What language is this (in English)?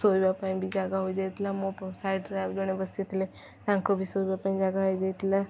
Odia